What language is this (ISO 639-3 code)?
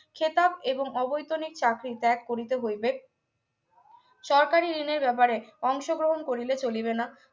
ben